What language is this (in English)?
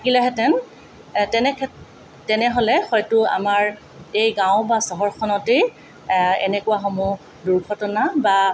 Assamese